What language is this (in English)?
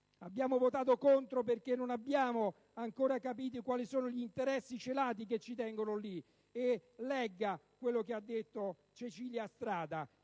Italian